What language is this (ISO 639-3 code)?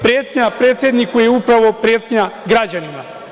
srp